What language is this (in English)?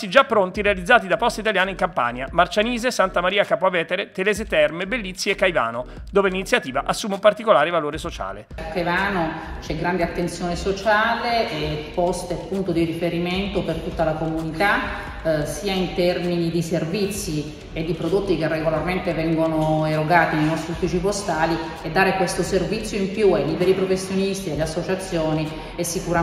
Italian